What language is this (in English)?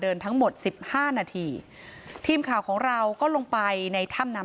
Thai